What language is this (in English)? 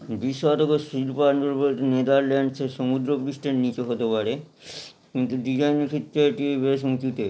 Bangla